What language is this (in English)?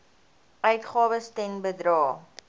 Afrikaans